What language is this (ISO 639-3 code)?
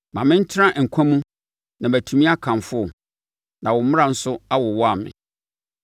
aka